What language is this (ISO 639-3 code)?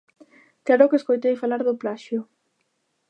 glg